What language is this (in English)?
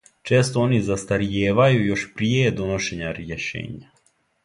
Serbian